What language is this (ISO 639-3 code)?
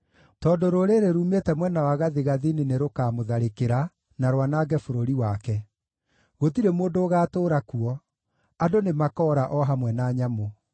kik